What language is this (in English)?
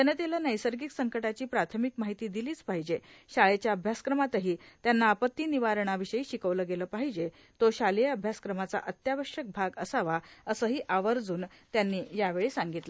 Marathi